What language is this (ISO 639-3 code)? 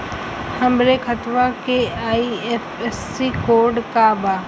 bho